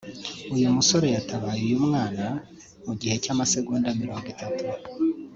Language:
Kinyarwanda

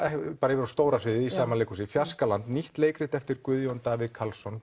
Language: Icelandic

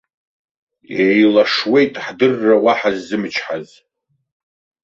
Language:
Abkhazian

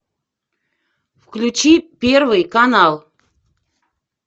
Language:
Russian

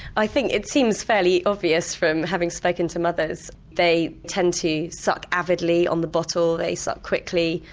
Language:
English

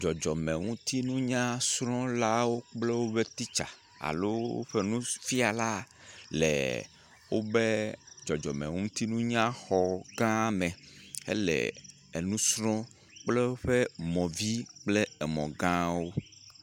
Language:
Ewe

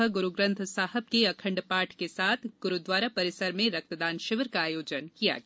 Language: Hindi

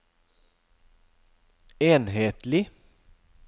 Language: Norwegian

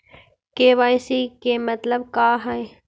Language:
Magahi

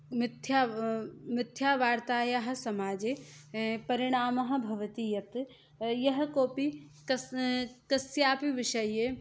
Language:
Sanskrit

